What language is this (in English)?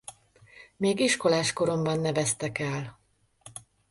Hungarian